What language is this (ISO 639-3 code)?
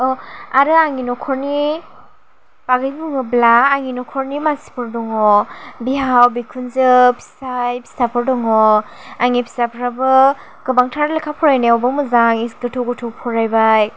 brx